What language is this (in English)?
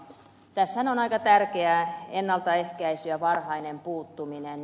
Finnish